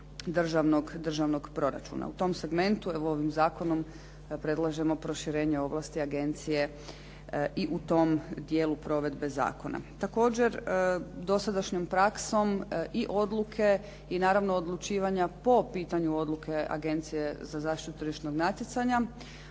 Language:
Croatian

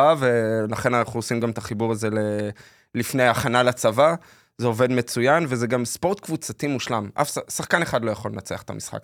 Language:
Hebrew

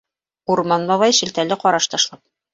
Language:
Bashkir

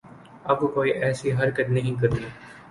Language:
Urdu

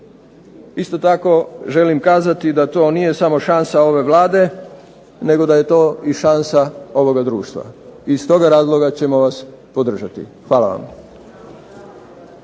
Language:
Croatian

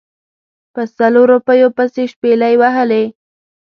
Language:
Pashto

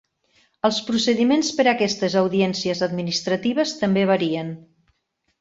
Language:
Catalan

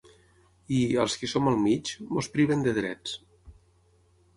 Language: Catalan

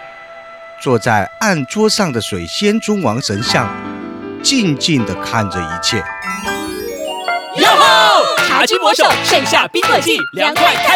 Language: Chinese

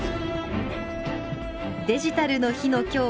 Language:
Japanese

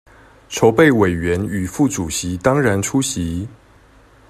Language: Chinese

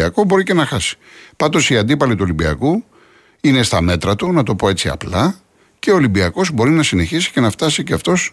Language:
Greek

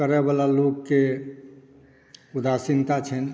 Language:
Maithili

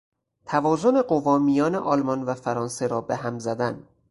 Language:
Persian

